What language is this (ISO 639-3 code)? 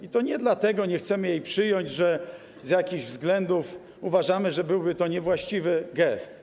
pol